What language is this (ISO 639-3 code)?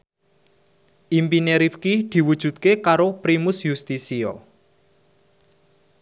jav